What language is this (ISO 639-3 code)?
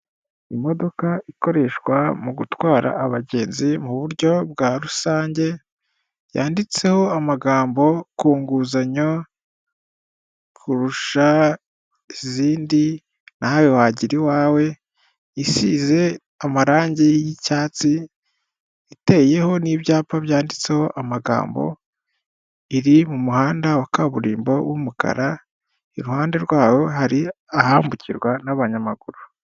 kin